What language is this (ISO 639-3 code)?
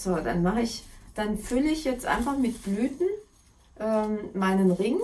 deu